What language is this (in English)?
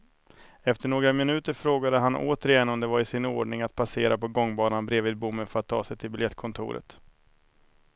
Swedish